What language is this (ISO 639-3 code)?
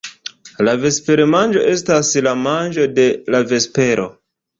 epo